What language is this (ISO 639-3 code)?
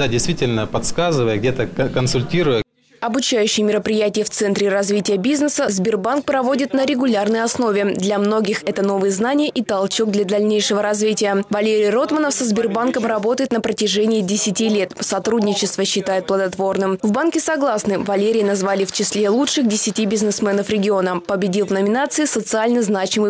rus